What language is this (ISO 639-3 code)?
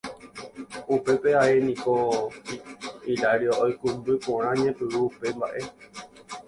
grn